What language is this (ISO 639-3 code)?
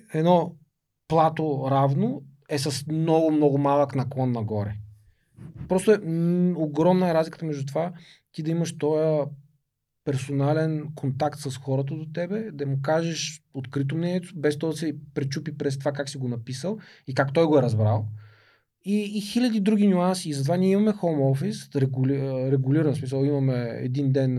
bul